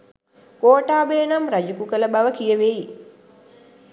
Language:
Sinhala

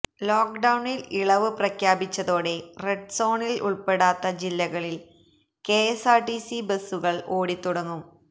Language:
Malayalam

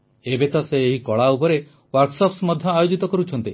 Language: Odia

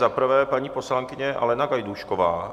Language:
Czech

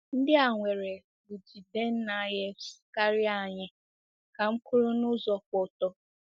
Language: Igbo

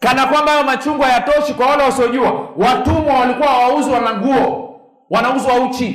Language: Swahili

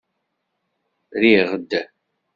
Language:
Kabyle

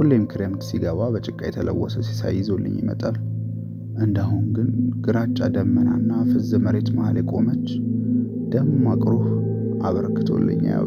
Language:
Amharic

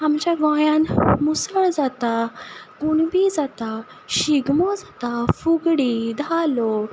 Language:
Konkani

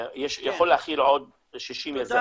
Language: Hebrew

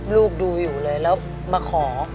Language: Thai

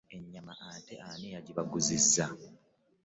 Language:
Ganda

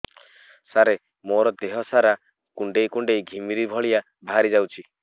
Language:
Odia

